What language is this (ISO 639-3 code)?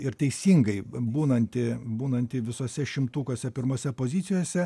lit